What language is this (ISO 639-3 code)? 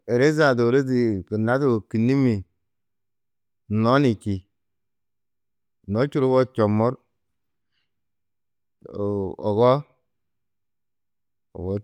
tuq